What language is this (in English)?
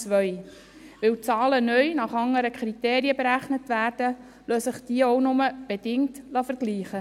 Swiss German